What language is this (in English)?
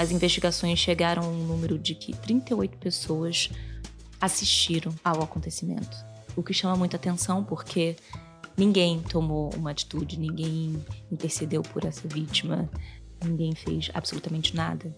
Portuguese